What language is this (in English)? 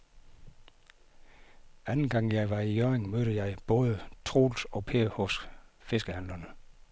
Danish